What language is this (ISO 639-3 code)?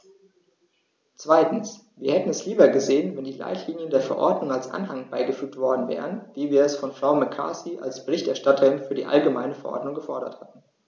deu